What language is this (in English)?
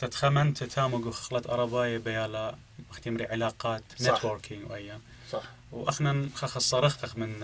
Arabic